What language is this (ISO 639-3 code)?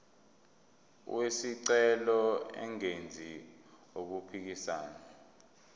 zul